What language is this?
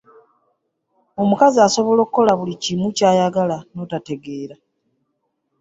Ganda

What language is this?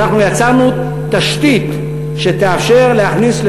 Hebrew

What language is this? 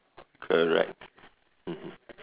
English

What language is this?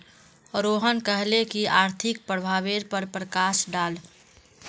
Magahi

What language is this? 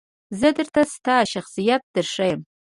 Pashto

